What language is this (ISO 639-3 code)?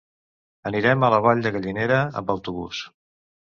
cat